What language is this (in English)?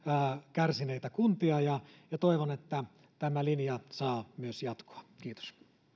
Finnish